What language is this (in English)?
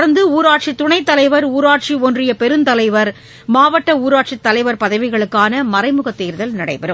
Tamil